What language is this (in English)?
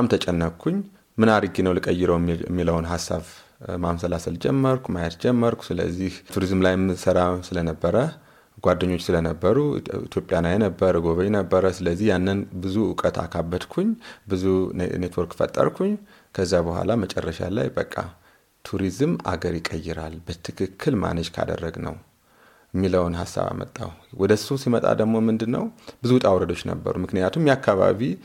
Amharic